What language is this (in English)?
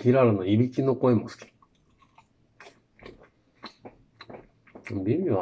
Japanese